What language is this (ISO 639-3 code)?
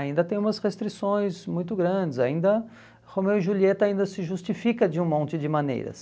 por